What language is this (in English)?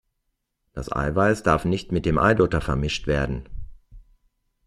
German